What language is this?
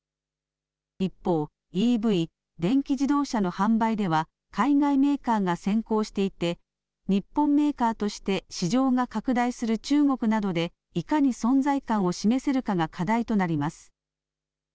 Japanese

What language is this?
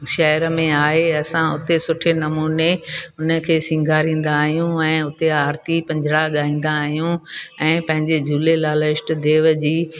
Sindhi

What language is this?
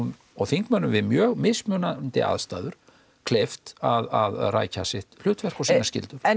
Icelandic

